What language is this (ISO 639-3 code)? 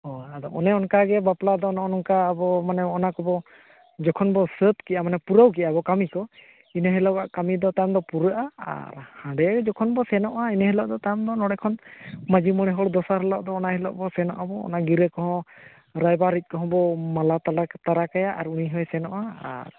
sat